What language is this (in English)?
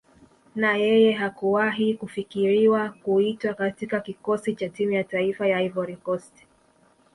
Swahili